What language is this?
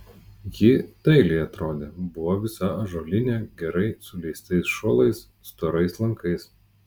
Lithuanian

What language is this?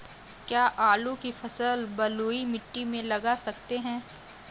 Hindi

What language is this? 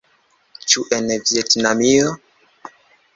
Esperanto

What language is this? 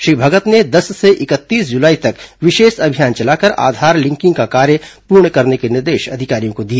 Hindi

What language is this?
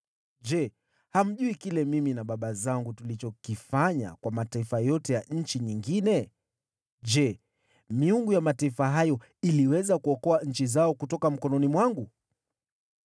Swahili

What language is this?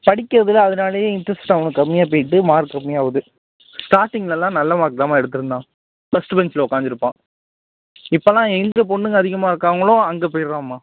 Tamil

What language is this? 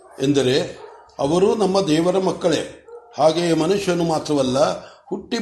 Kannada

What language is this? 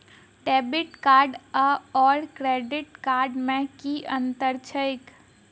Maithili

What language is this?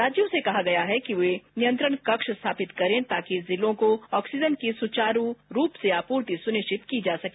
Hindi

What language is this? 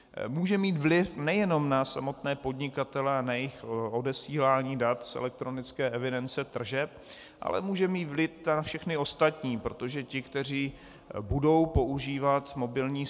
Czech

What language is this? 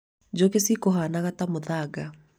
Kikuyu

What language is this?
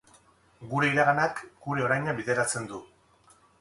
Basque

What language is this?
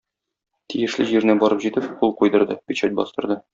Tatar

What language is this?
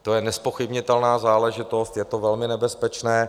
Czech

